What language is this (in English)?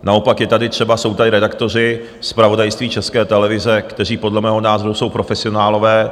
Czech